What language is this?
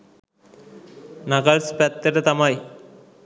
Sinhala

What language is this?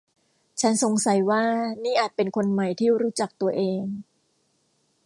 Thai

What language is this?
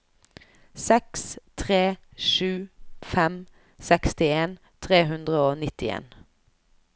Norwegian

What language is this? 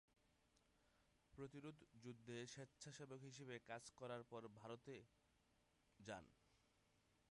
Bangla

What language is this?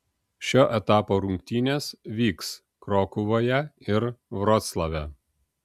Lithuanian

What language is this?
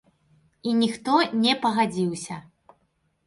Belarusian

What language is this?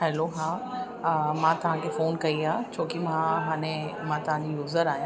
Sindhi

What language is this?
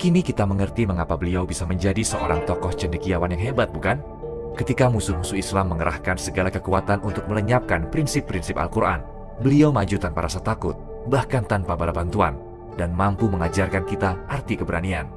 Indonesian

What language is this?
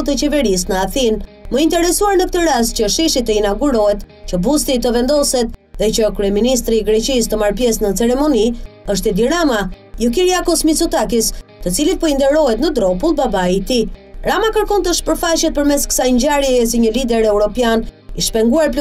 Romanian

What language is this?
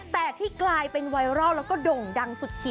Thai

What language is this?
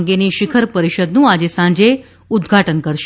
Gujarati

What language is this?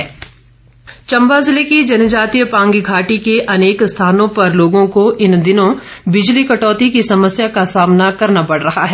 Hindi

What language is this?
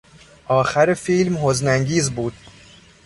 Persian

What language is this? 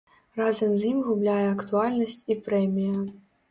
Belarusian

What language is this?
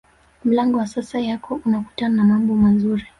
Swahili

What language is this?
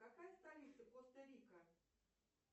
Russian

